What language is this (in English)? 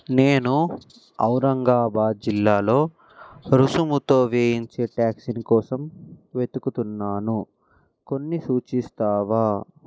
Telugu